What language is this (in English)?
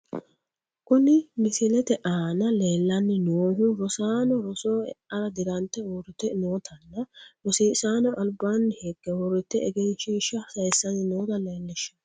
Sidamo